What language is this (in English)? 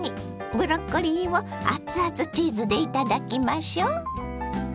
Japanese